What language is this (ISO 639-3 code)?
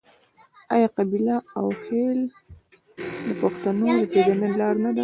pus